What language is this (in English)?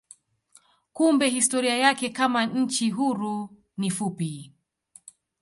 Swahili